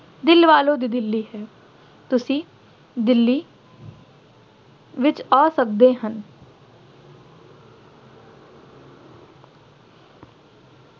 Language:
Punjabi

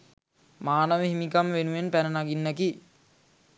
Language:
Sinhala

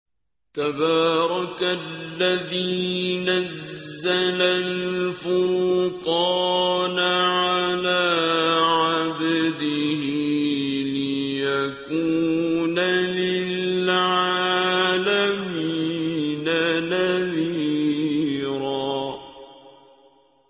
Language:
Arabic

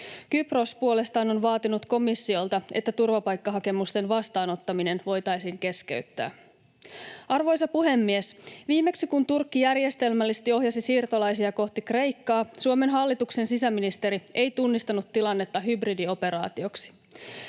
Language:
Finnish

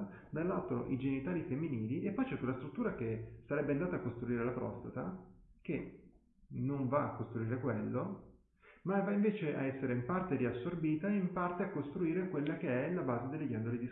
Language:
Italian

